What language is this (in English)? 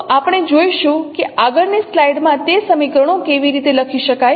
Gujarati